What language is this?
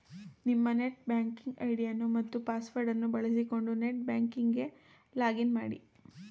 Kannada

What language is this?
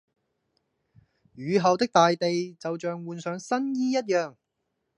Cantonese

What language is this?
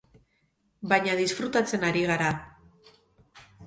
Basque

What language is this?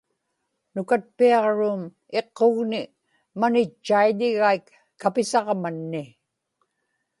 Inupiaq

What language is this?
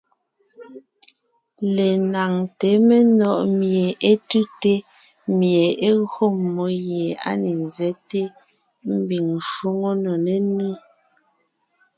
Ngiemboon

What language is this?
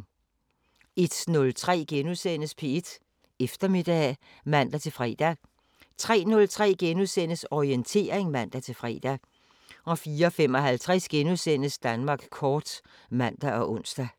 Danish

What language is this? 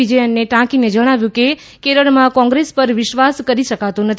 Gujarati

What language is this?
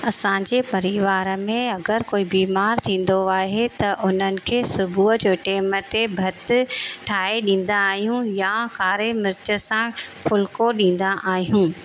Sindhi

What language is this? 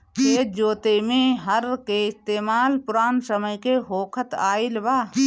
Bhojpuri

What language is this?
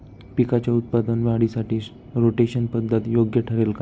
Marathi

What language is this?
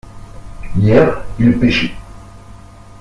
French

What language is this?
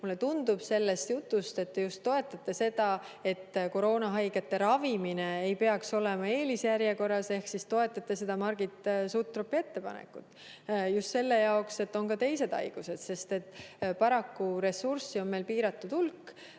Estonian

